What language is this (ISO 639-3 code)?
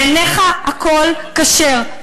heb